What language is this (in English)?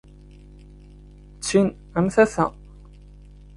Kabyle